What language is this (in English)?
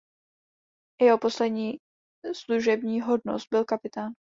Czech